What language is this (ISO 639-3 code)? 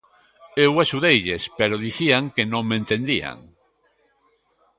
glg